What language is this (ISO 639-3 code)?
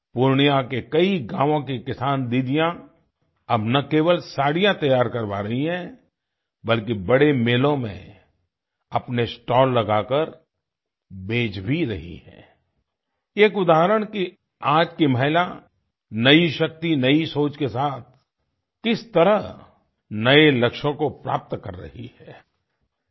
hin